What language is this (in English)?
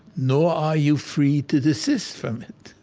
English